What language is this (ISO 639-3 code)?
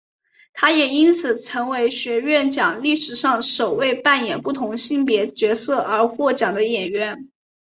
zho